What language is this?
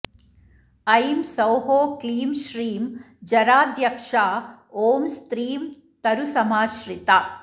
Sanskrit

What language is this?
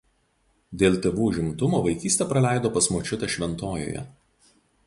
Lithuanian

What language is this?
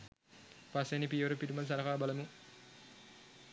Sinhala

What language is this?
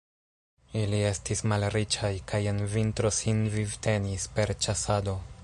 Esperanto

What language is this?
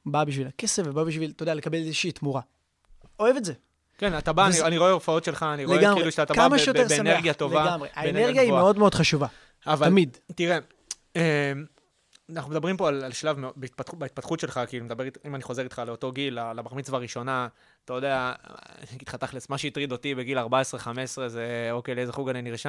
Hebrew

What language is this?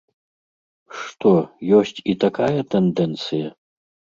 Belarusian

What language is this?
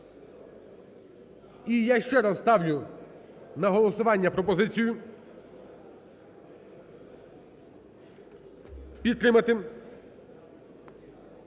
Ukrainian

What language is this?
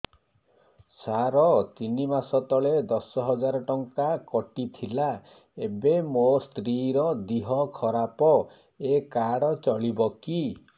Odia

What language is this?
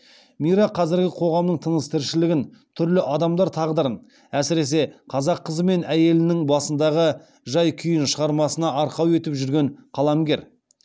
Kazakh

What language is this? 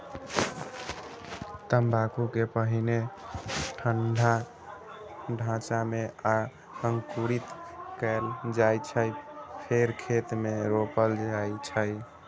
Maithili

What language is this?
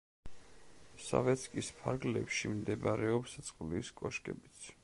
Georgian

